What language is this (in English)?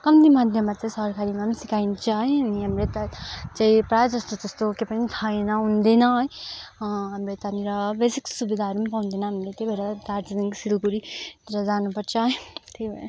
Nepali